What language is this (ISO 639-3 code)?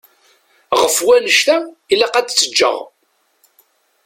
kab